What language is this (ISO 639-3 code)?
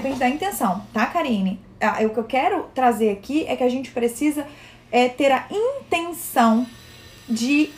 por